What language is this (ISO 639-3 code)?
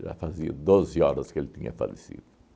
por